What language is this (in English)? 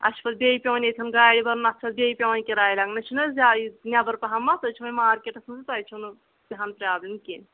Kashmiri